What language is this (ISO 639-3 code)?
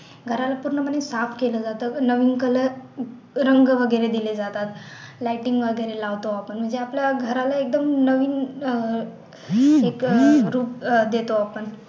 mar